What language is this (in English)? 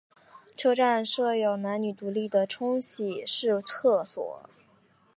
Chinese